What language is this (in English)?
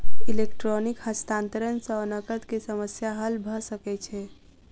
Maithili